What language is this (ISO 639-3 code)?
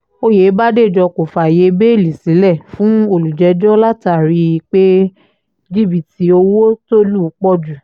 yor